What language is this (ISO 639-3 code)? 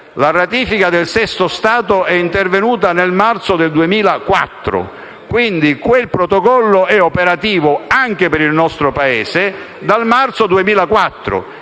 ita